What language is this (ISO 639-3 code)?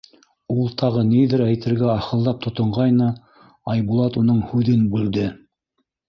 bak